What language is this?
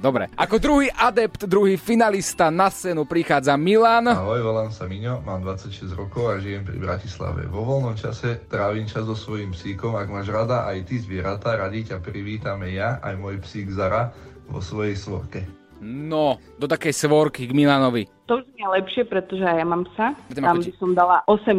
Slovak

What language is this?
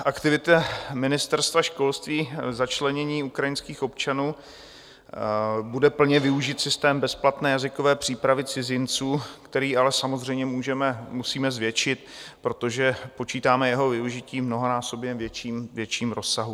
Czech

